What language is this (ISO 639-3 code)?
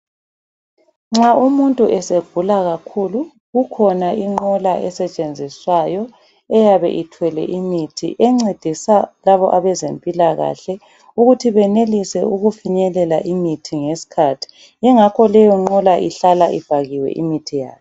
nde